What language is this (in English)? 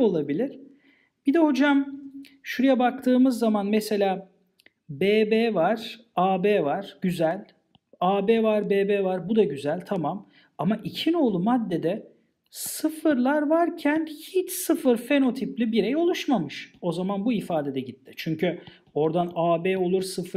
Turkish